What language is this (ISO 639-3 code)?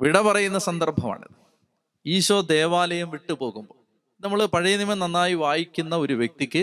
mal